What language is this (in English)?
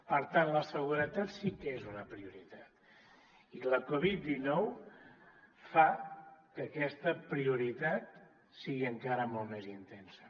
Catalan